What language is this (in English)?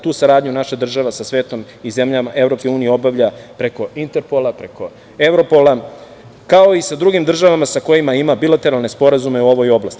Serbian